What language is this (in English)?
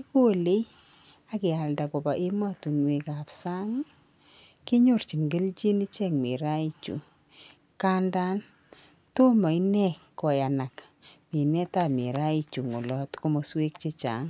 Kalenjin